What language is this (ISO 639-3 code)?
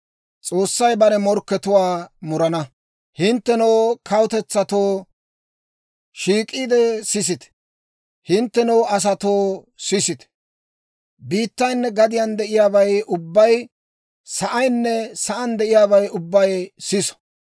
dwr